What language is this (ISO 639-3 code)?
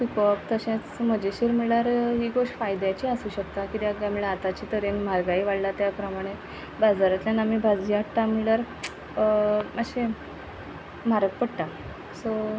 kok